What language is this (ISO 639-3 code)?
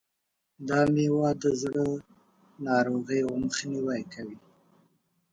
pus